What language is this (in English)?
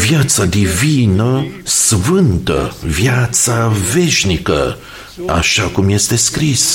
Romanian